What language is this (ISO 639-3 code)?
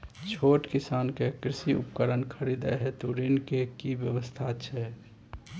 mai